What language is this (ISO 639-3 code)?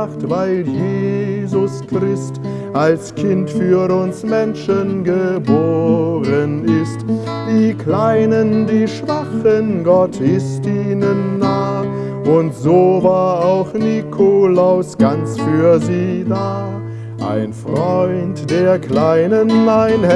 deu